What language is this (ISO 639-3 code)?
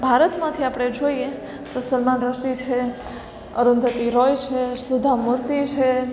guj